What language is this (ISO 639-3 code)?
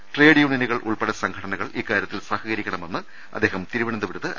mal